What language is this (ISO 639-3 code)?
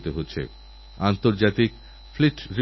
ben